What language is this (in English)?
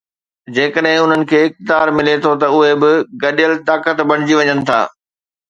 Sindhi